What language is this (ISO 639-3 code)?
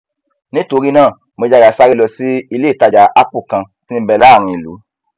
yor